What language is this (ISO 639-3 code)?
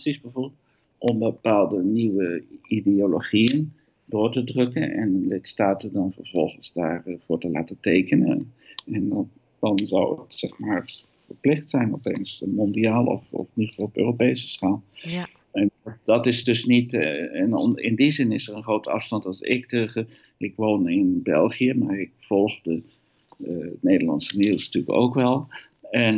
nld